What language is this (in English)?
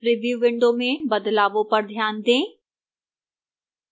Hindi